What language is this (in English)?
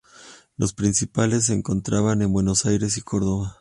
Spanish